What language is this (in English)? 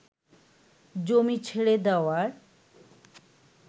Bangla